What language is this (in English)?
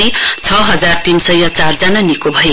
Nepali